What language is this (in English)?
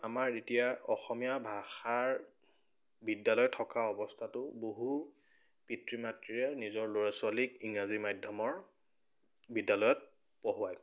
Assamese